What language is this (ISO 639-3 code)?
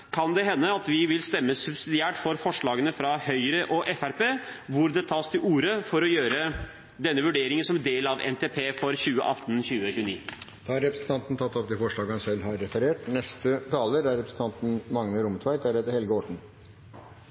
nor